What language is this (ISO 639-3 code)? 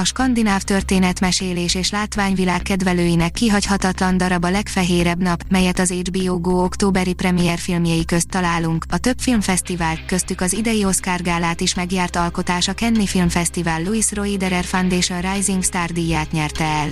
hun